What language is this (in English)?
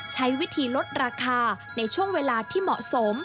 Thai